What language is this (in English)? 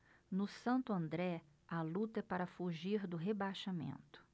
Portuguese